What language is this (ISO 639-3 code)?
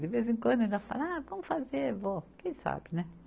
por